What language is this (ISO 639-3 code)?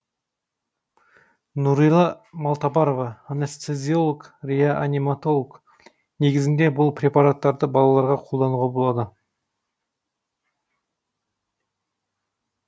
kaz